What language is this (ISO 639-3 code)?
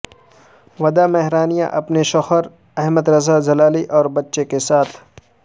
urd